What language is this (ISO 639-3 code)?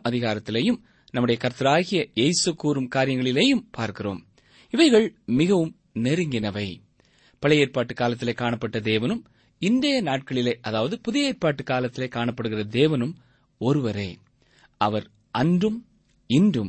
tam